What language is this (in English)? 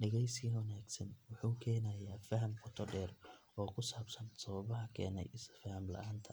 Somali